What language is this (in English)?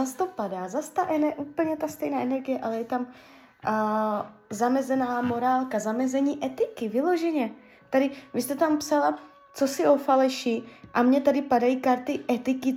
Czech